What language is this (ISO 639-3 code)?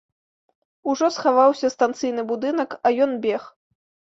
bel